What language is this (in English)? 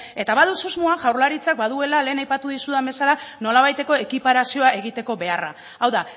Basque